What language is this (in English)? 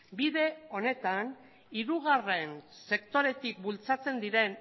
Basque